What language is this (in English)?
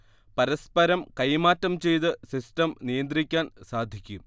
Malayalam